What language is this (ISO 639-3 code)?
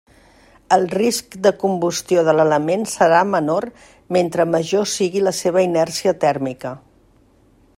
cat